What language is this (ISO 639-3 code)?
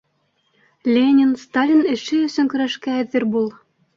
bak